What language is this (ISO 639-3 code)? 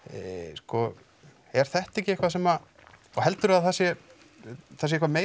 isl